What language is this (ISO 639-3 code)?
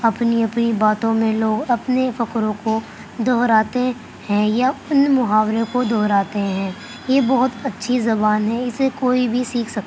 urd